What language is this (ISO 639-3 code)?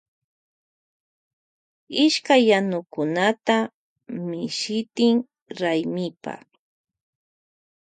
qvj